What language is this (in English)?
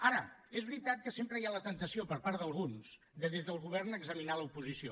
Catalan